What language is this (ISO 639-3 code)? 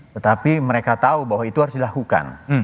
ind